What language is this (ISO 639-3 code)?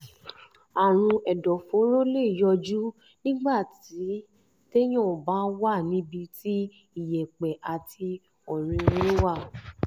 yor